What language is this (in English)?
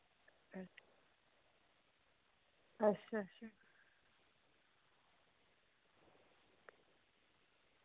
Dogri